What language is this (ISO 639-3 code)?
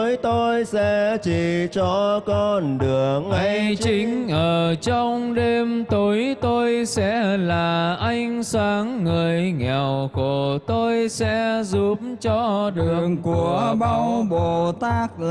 vie